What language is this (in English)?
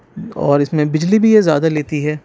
Urdu